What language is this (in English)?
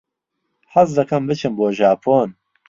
Central Kurdish